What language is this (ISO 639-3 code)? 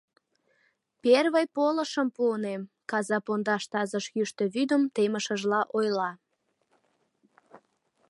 chm